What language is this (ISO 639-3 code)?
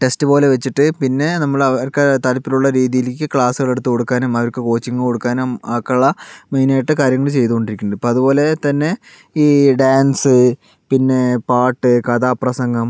mal